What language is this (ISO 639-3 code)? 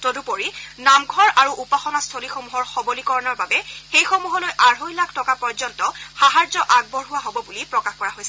asm